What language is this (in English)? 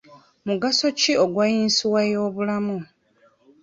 Ganda